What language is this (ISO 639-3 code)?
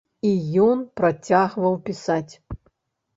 bel